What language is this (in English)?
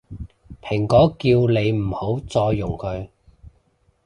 Cantonese